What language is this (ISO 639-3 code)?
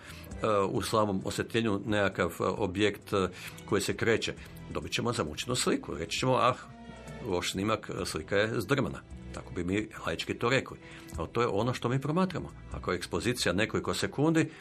hrv